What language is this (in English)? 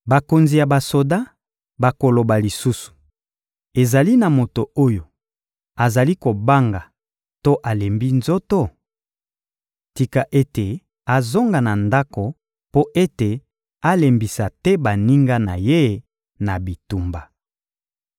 Lingala